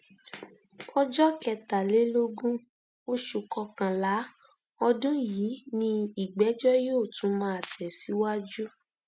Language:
Yoruba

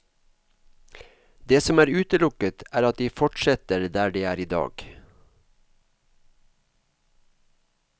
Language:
Norwegian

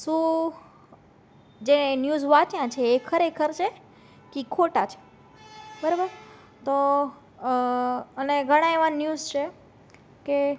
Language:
Gujarati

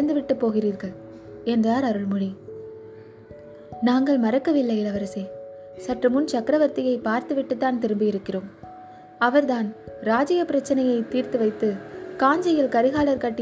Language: Tamil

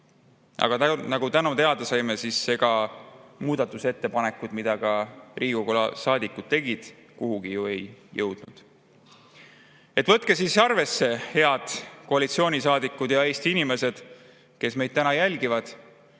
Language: Estonian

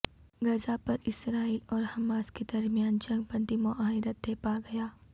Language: Urdu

